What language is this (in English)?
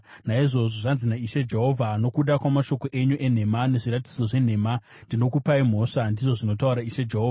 Shona